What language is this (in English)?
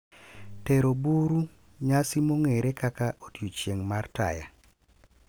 Luo (Kenya and Tanzania)